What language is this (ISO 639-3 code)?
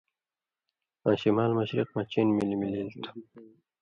mvy